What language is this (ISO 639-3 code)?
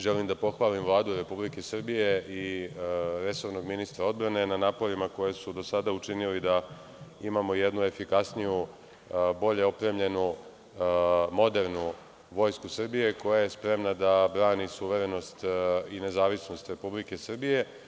srp